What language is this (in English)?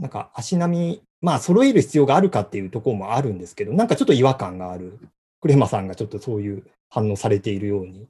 Japanese